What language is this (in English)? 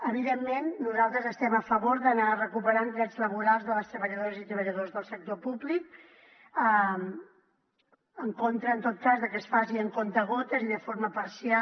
Catalan